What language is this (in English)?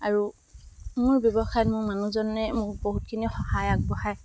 Assamese